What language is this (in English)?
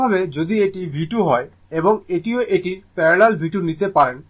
Bangla